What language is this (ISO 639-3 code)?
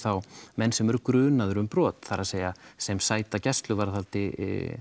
isl